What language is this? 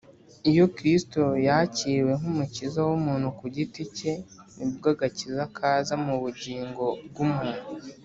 Kinyarwanda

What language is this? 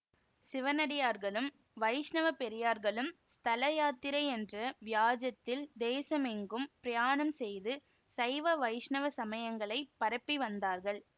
Tamil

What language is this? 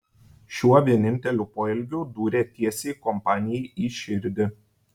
Lithuanian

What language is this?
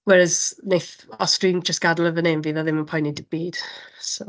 Welsh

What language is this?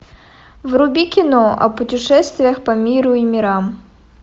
Russian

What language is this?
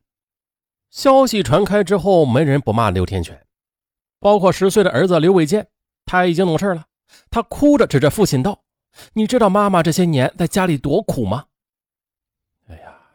Chinese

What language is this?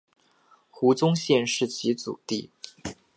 Chinese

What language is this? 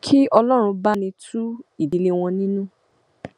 Yoruba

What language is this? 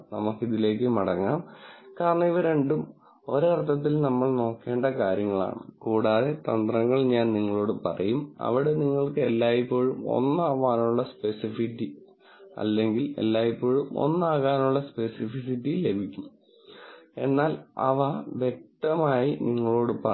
Malayalam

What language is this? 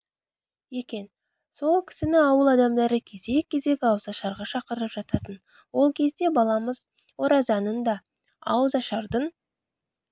Kazakh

